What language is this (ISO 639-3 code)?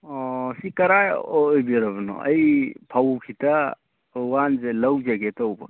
mni